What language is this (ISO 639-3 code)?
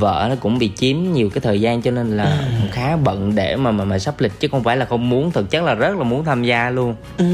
vie